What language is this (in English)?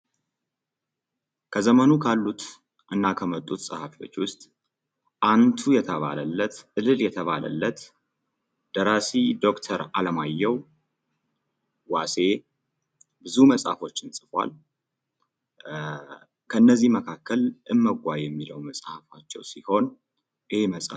Amharic